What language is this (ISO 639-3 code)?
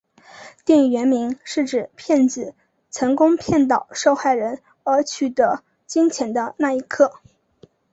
zho